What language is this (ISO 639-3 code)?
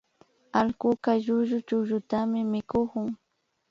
qvi